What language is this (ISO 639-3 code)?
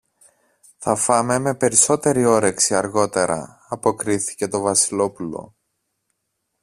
ell